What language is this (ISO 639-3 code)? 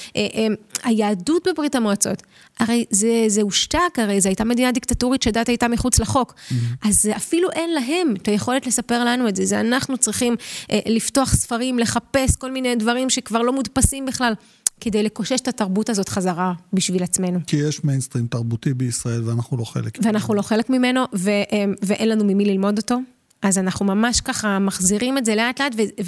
heb